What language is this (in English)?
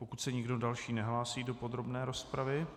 Czech